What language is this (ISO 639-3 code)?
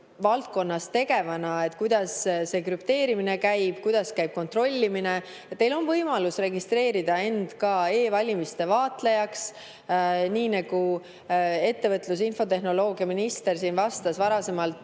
est